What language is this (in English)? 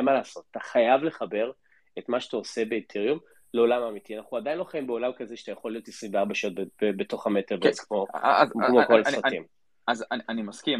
Hebrew